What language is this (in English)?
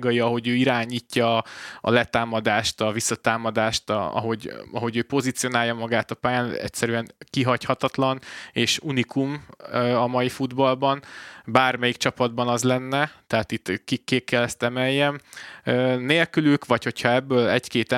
Hungarian